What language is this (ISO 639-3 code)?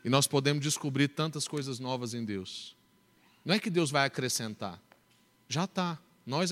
por